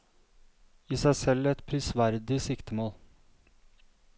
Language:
Norwegian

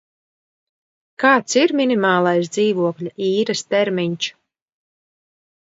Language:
Latvian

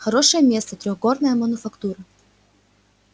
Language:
Russian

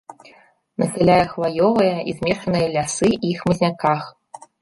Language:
Belarusian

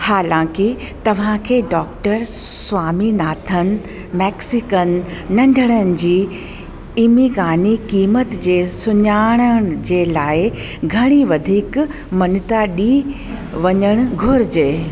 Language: Sindhi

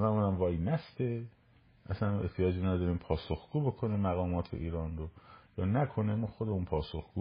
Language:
Persian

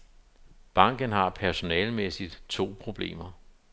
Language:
Danish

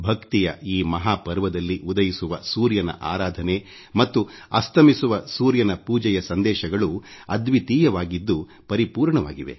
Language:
Kannada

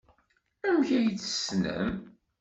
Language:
Kabyle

